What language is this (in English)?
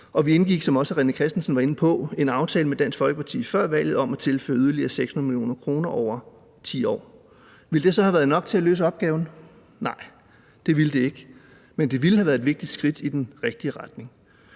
Danish